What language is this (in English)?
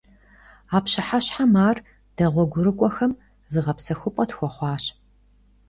Kabardian